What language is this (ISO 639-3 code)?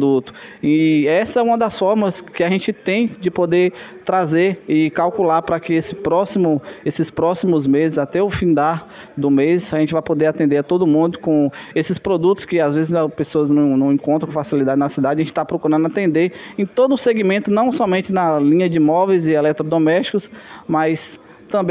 por